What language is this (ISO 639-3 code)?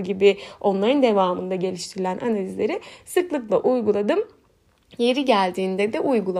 tur